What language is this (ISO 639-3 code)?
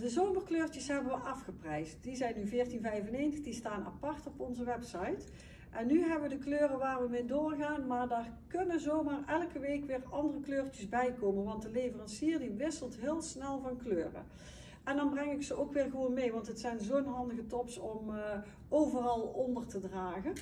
nld